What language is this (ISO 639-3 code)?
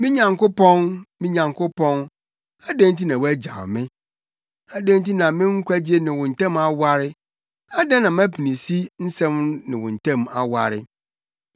aka